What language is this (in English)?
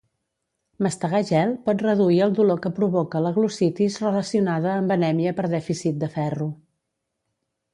Catalan